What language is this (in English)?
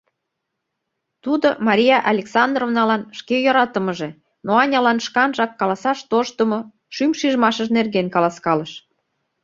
Mari